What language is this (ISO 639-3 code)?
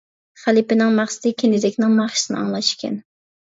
uig